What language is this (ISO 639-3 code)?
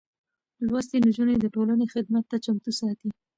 pus